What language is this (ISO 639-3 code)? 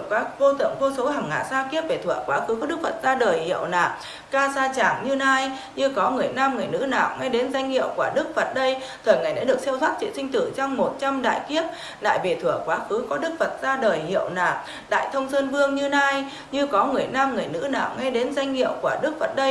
vie